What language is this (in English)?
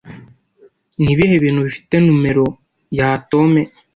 Kinyarwanda